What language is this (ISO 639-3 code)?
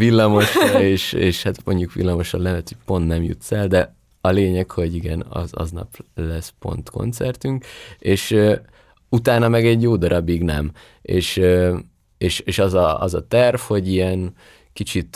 hun